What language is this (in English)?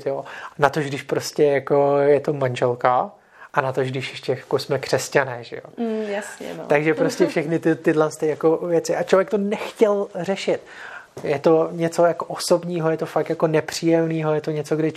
Czech